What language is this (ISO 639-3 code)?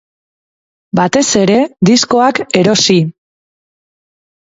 eus